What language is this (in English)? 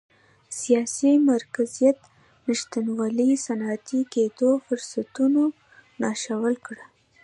Pashto